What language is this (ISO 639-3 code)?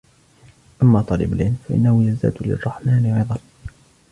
ara